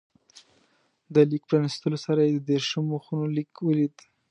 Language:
Pashto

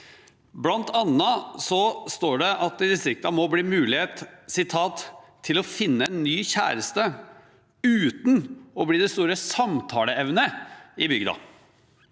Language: Norwegian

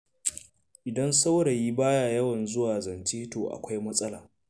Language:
Hausa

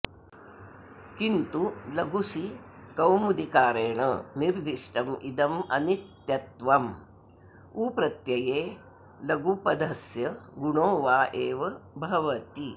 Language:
Sanskrit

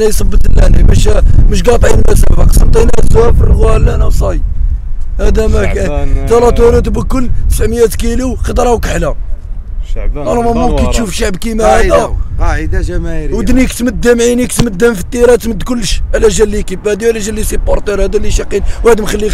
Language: Arabic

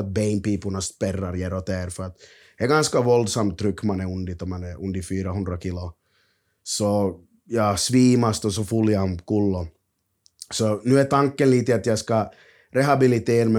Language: Swedish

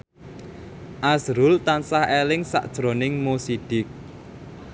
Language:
Javanese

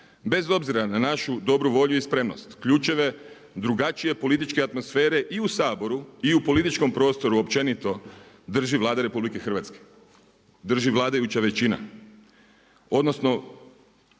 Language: Croatian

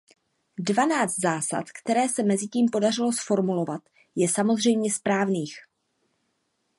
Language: Czech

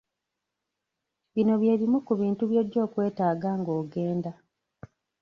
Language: Ganda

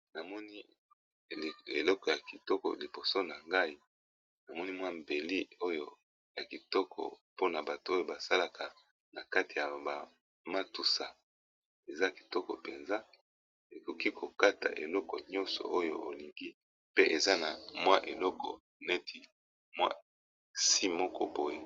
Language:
Lingala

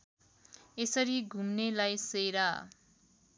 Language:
Nepali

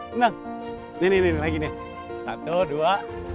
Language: Indonesian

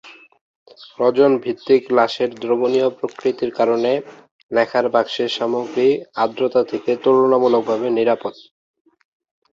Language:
Bangla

